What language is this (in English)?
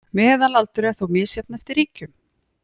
Icelandic